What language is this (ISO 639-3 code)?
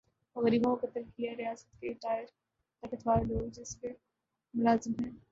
urd